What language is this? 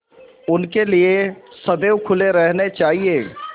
Hindi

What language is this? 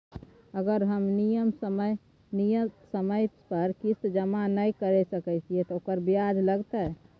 Maithili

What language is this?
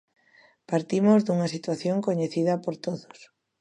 Galician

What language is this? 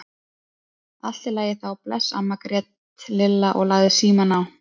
Icelandic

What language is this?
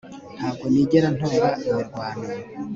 Kinyarwanda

